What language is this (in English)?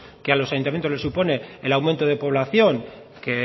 Spanish